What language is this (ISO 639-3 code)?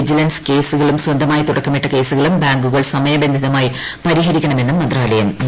mal